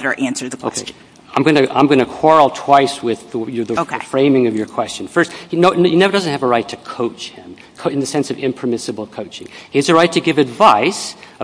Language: English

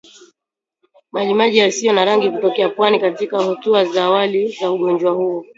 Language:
Swahili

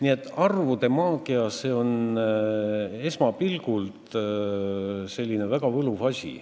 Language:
Estonian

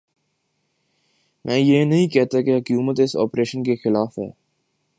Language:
Urdu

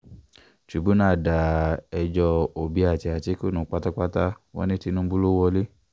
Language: Yoruba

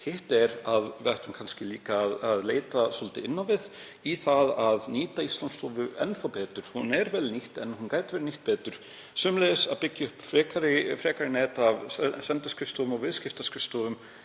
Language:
Icelandic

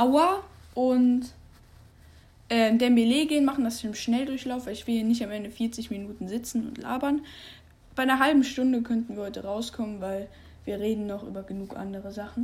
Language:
German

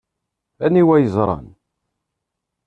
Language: Kabyle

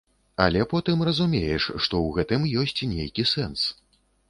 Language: Belarusian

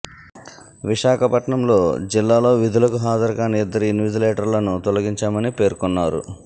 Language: Telugu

